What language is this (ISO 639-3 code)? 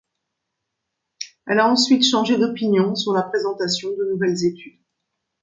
fra